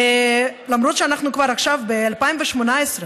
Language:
Hebrew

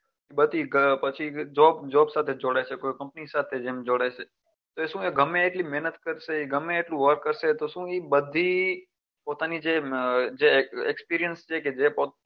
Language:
Gujarati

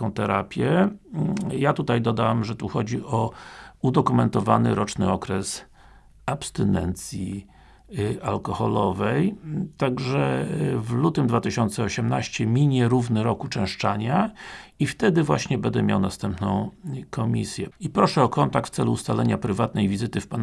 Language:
Polish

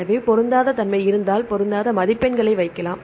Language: Tamil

